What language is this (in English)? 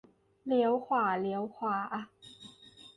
Thai